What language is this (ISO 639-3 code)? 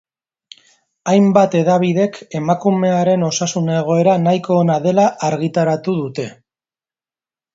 eus